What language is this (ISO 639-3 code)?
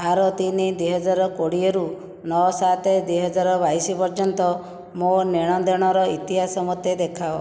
ori